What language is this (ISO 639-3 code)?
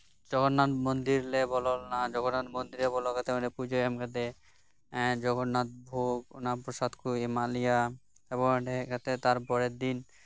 sat